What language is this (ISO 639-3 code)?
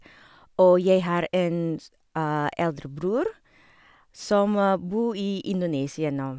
nor